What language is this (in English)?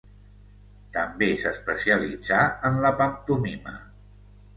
Catalan